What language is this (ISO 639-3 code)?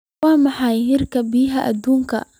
som